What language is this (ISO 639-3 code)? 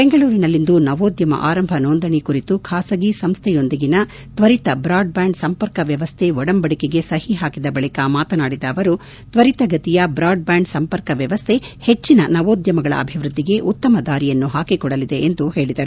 kan